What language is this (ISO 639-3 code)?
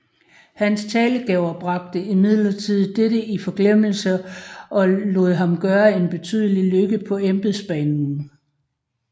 dan